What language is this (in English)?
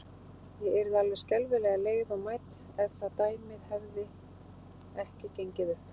Icelandic